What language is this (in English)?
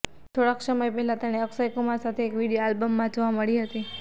Gujarati